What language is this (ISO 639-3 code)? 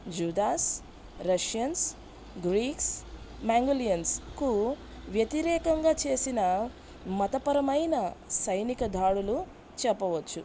tel